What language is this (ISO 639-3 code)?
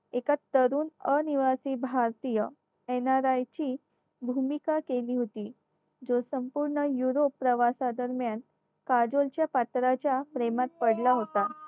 mar